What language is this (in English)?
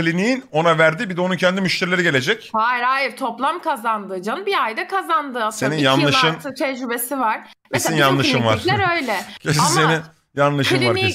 Turkish